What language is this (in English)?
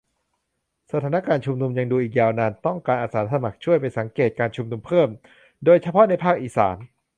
Thai